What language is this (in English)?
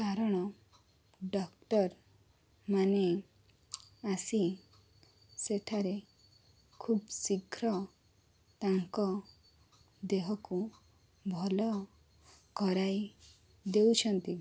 Odia